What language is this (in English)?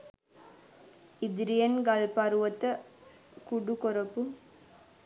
Sinhala